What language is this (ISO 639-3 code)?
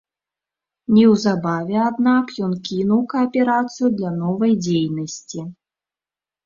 bel